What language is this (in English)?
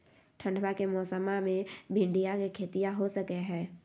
Magahi